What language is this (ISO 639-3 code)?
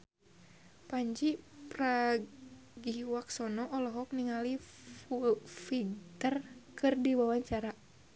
sun